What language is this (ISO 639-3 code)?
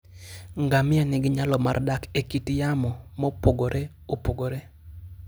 luo